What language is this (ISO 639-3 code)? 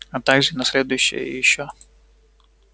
rus